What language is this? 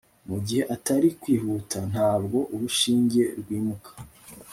Kinyarwanda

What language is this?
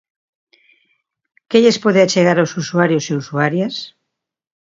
Galician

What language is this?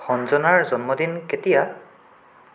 Assamese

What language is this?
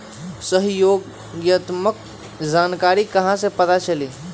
Magahi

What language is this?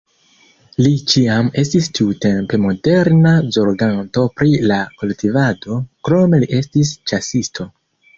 Esperanto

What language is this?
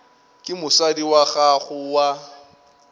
Northern Sotho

